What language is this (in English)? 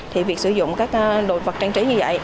Vietnamese